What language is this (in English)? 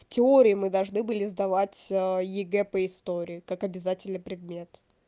Russian